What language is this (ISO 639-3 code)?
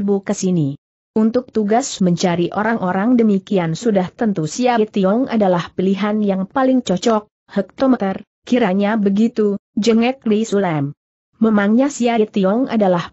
ind